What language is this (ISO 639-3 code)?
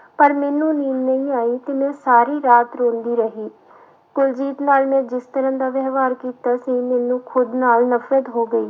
pan